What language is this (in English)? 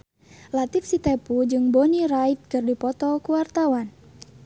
Sundanese